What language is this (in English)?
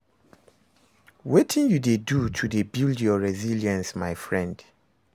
Nigerian Pidgin